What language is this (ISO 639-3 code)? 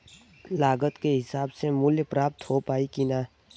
bho